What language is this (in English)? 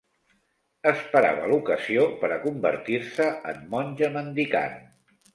Catalan